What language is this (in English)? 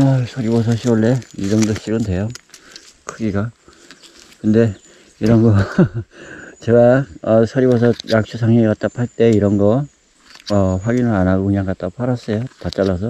Korean